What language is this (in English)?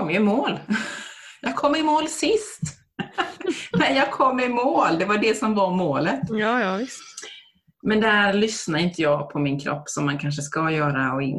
Swedish